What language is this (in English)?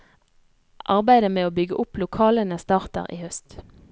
Norwegian